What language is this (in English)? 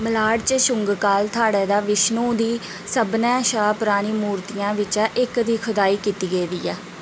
Dogri